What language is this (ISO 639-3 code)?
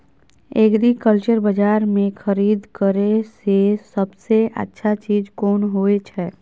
mai